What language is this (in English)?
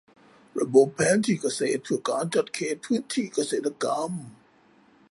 Thai